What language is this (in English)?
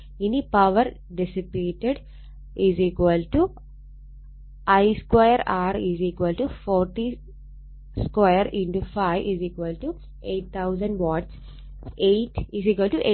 Malayalam